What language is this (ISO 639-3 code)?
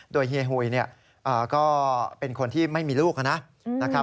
tha